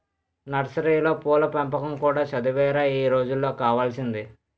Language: Telugu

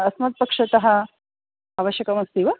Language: Sanskrit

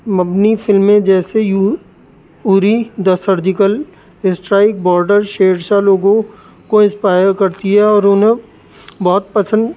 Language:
Urdu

